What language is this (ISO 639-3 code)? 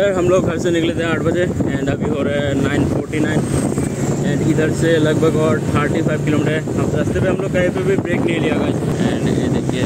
hin